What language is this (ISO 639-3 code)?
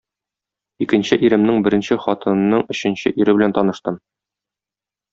tat